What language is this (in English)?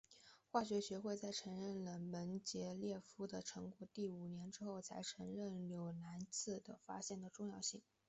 Chinese